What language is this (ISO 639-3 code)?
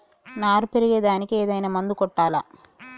tel